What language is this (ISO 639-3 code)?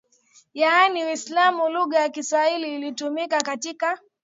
swa